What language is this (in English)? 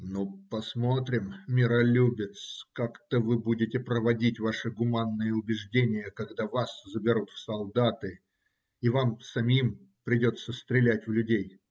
Russian